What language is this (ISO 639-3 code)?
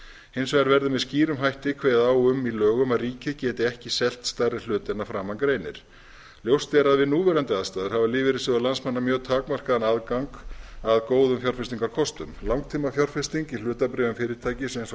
isl